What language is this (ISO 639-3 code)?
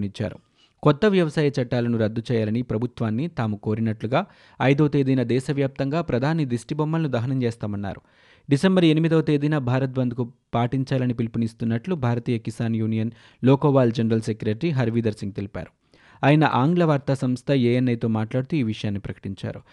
tel